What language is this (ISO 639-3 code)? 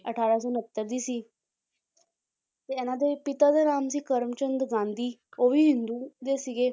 pan